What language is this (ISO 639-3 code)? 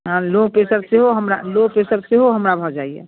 mai